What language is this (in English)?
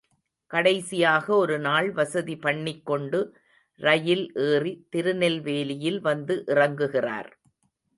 Tamil